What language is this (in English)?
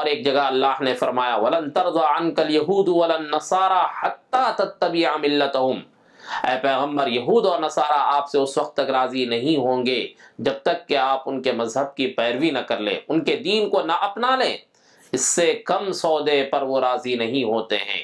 Arabic